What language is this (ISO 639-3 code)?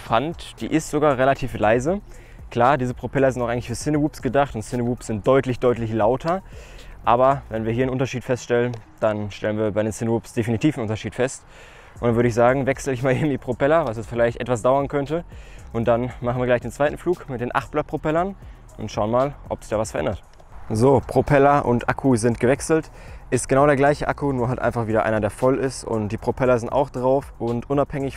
deu